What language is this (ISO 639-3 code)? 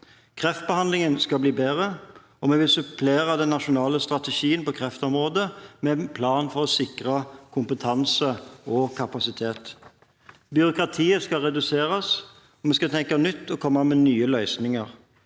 nor